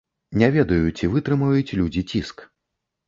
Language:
Belarusian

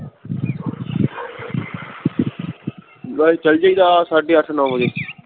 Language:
Punjabi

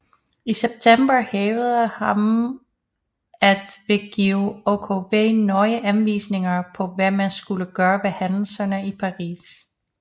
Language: Danish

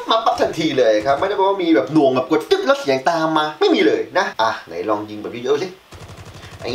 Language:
Thai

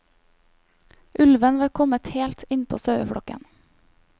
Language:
Norwegian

